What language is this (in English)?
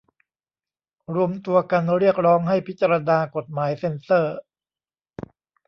Thai